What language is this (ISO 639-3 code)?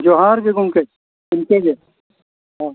sat